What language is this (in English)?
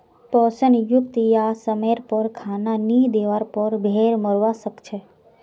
Magahi